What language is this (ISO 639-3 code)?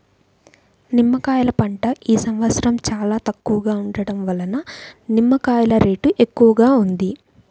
tel